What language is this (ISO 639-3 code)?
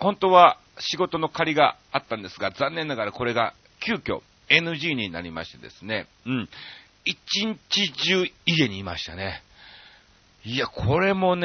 jpn